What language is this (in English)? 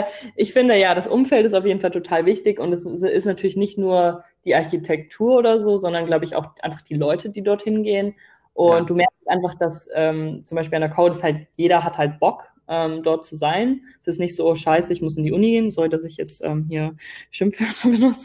German